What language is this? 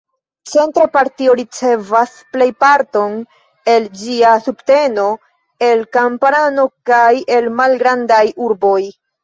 Esperanto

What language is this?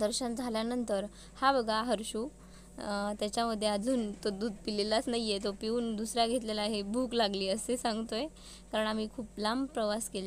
Hindi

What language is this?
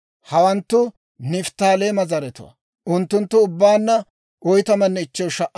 Dawro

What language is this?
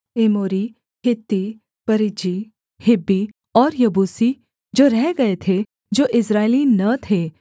Hindi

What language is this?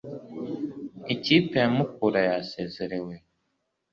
Kinyarwanda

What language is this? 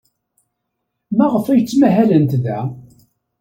Kabyle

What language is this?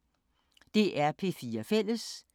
Danish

